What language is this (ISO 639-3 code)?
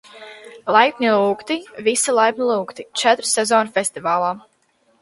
lav